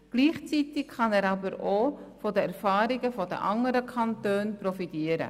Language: Swiss German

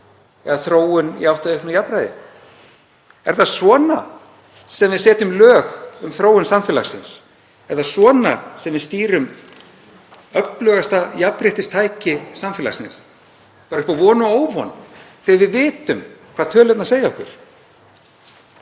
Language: Icelandic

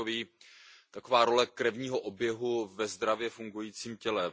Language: Czech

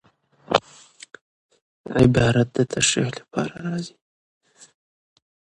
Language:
Pashto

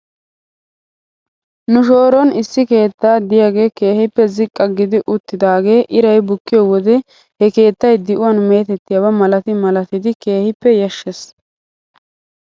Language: Wolaytta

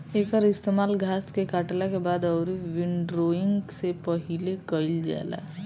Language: Bhojpuri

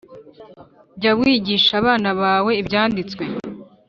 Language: Kinyarwanda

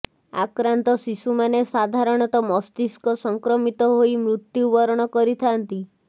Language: Odia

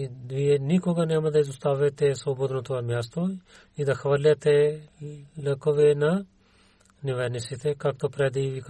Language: Bulgarian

